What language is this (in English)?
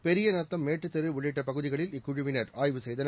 Tamil